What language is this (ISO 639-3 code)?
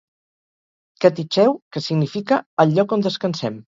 cat